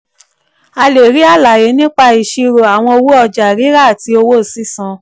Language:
Yoruba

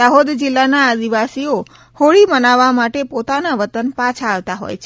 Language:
Gujarati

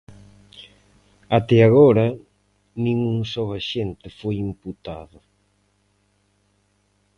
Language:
Galician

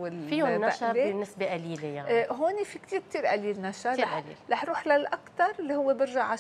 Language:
Arabic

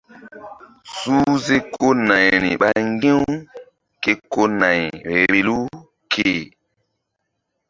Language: Mbum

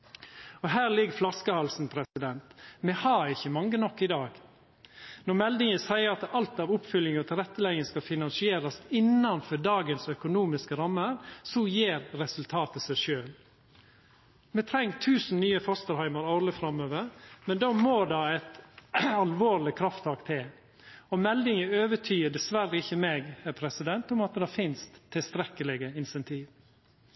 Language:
Norwegian Nynorsk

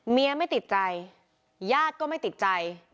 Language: Thai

